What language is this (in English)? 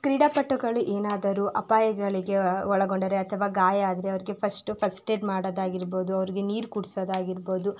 Kannada